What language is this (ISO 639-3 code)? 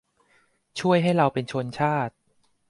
tha